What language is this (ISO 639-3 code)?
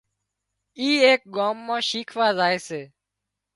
kxp